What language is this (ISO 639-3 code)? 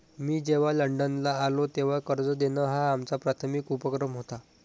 mar